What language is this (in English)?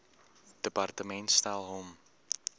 Afrikaans